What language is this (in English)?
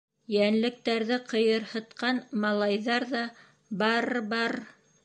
Bashkir